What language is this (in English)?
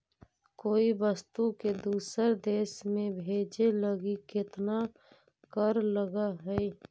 Magahi